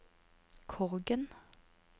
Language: Norwegian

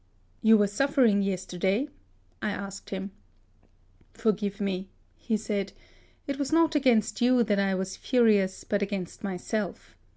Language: English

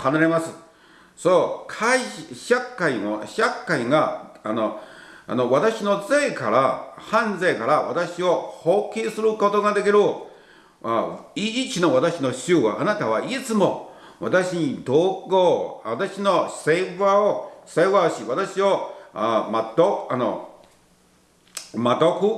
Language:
Japanese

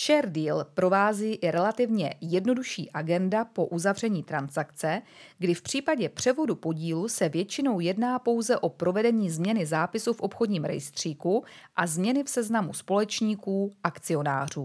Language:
Czech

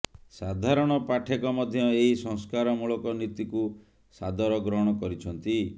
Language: Odia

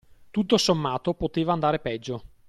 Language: Italian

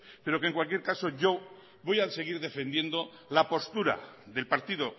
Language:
Spanish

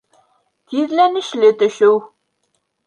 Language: Bashkir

